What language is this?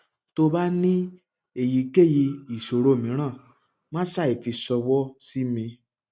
Yoruba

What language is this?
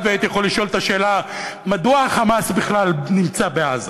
Hebrew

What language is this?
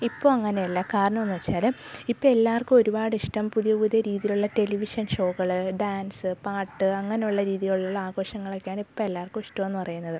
Malayalam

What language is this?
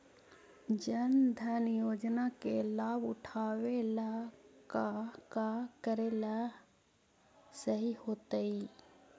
Magahi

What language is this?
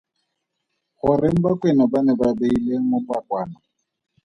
Tswana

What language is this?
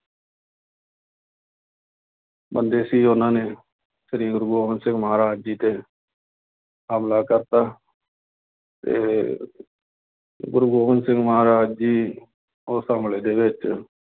Punjabi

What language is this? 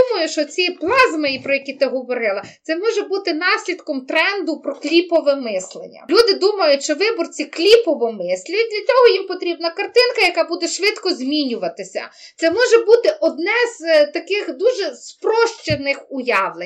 Ukrainian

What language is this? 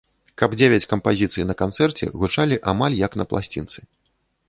Belarusian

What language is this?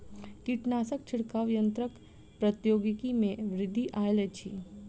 Maithili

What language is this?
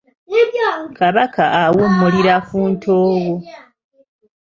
Ganda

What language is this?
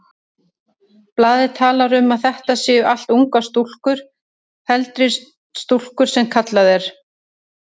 Icelandic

